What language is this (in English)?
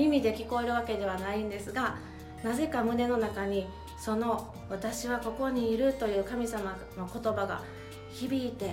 Japanese